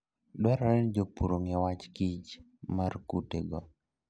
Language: Luo (Kenya and Tanzania)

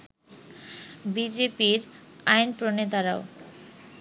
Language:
Bangla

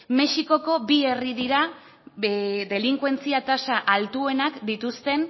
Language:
Basque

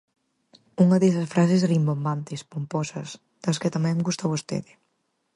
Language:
Galician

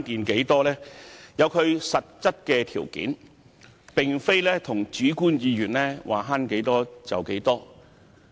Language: Cantonese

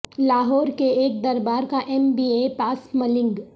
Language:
Urdu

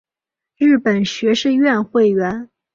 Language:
Chinese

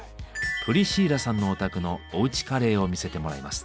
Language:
Japanese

